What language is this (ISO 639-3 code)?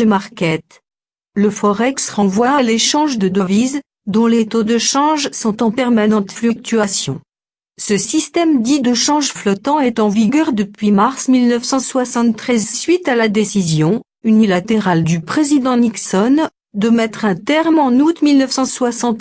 fra